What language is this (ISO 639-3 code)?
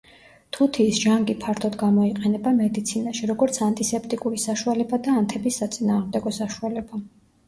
kat